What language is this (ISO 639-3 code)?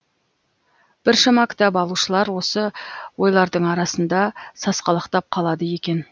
kaz